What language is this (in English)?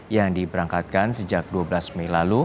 Indonesian